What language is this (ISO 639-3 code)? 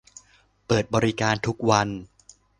tha